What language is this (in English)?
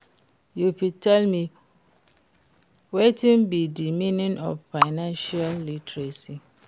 Nigerian Pidgin